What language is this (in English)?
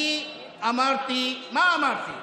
Hebrew